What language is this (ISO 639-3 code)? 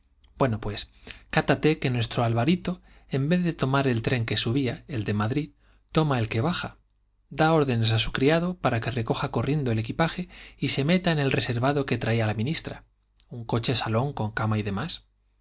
spa